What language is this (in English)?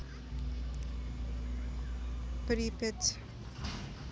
Russian